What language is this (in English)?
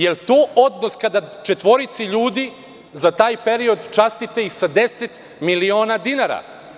Serbian